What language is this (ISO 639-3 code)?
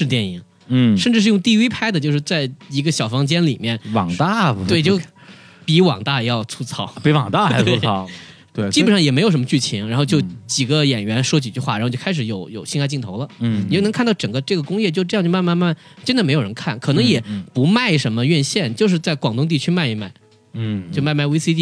zho